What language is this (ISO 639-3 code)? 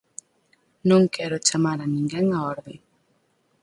glg